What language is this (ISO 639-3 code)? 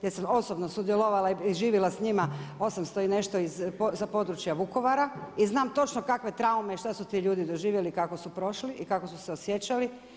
hrv